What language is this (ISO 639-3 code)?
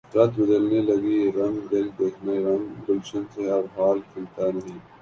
urd